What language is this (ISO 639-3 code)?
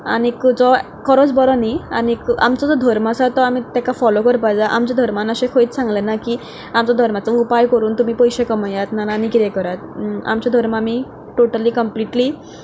kok